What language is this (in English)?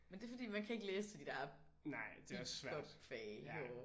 Danish